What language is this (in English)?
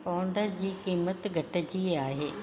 Sindhi